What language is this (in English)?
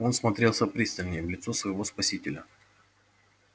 Russian